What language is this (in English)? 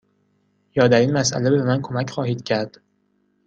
Persian